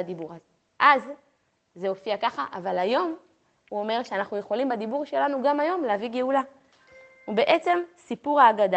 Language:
Hebrew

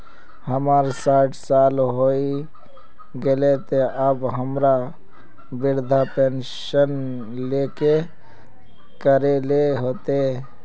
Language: Magahi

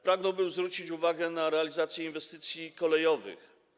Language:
Polish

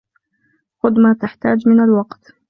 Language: Arabic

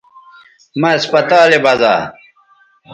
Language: Bateri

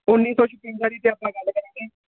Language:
Punjabi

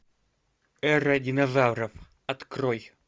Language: Russian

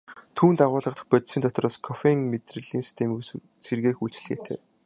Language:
Mongolian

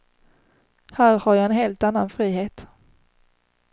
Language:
Swedish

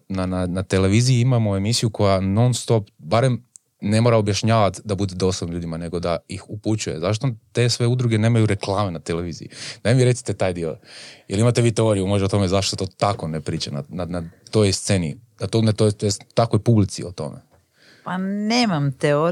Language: Croatian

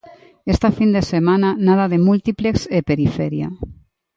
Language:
Galician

